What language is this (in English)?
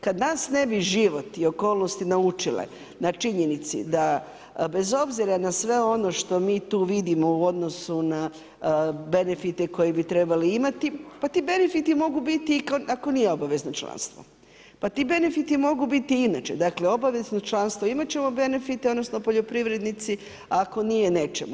Croatian